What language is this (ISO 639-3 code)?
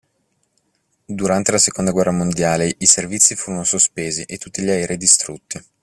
ita